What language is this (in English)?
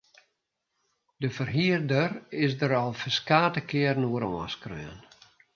Western Frisian